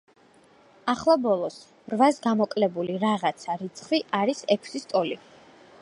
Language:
Georgian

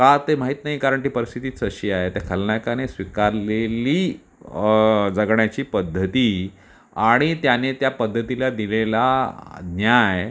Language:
Marathi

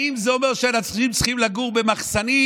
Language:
Hebrew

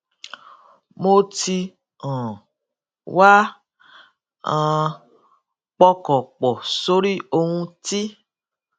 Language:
Yoruba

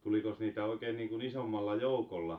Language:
Finnish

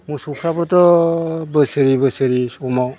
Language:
Bodo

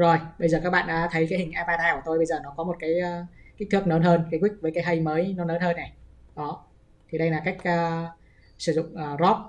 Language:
Vietnamese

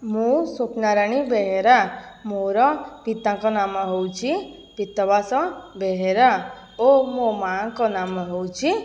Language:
Odia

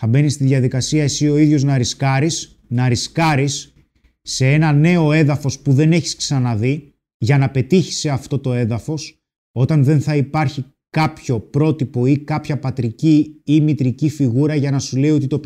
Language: Greek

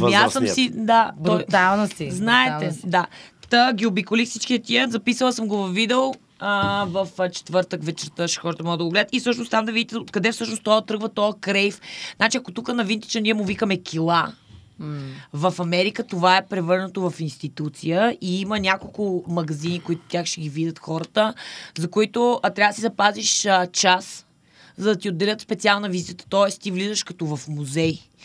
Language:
Bulgarian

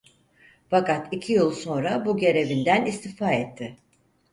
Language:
Turkish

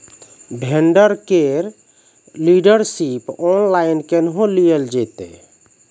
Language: Maithili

